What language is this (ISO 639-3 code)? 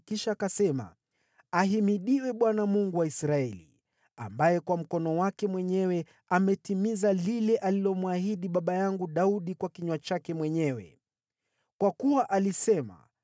swa